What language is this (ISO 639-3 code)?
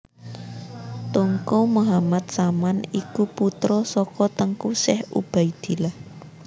jav